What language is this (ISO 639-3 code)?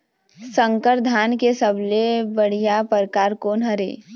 hne